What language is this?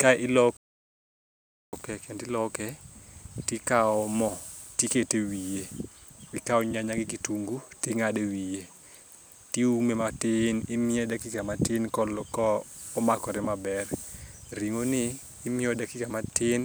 Luo (Kenya and Tanzania)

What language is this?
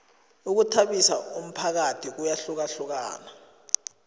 South Ndebele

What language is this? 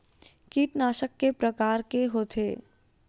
Chhattisgarhi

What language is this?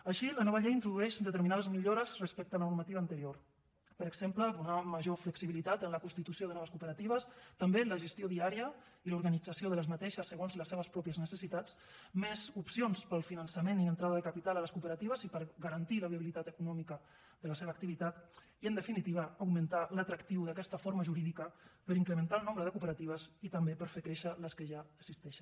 Catalan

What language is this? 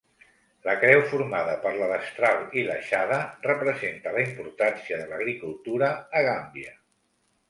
Catalan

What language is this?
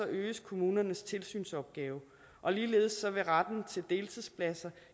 Danish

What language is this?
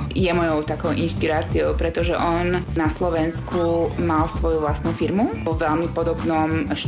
Slovak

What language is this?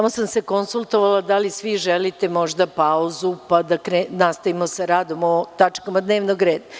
Serbian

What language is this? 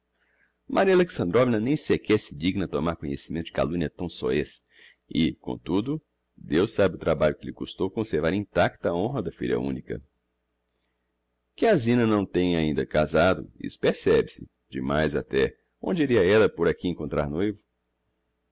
Portuguese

